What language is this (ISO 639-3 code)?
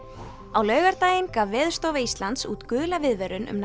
isl